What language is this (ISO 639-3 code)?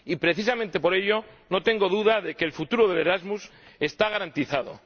spa